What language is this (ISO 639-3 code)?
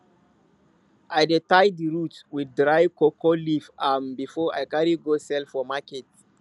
pcm